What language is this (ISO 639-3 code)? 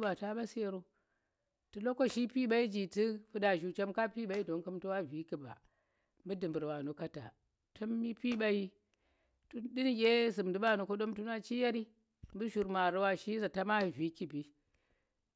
ttr